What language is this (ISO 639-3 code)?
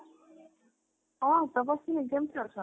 ori